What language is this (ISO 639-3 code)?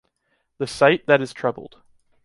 eng